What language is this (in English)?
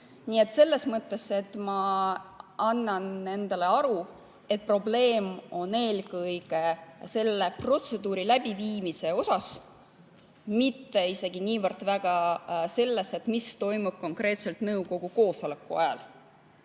Estonian